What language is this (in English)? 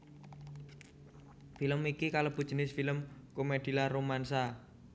Javanese